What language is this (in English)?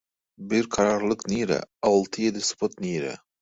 Turkmen